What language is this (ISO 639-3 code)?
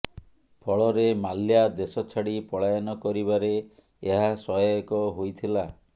ori